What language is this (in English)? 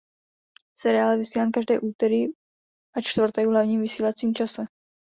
Czech